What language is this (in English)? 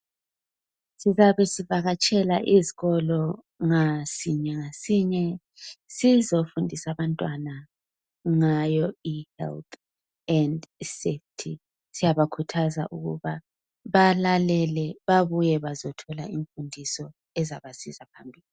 North Ndebele